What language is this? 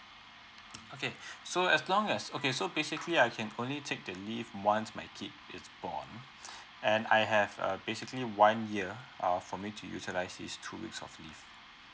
English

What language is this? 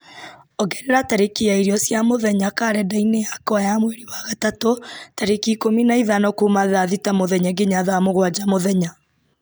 Kikuyu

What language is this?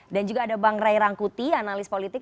Indonesian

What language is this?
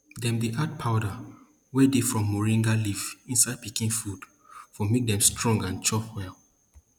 Nigerian Pidgin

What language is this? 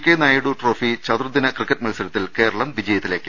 Malayalam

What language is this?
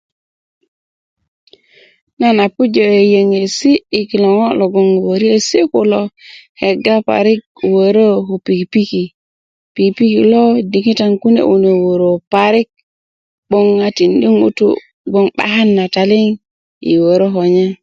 Kuku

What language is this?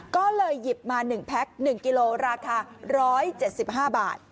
Thai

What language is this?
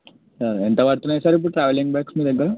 Telugu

